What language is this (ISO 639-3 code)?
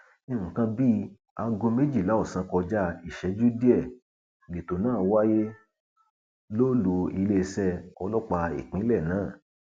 yor